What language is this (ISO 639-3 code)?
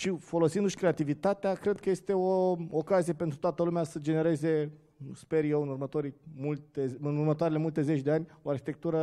ron